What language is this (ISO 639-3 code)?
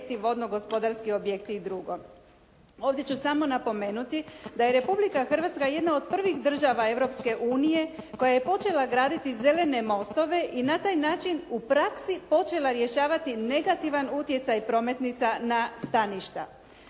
hrv